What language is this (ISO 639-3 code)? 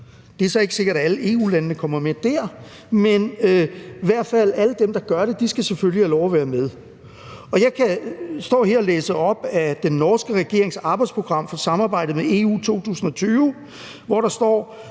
dan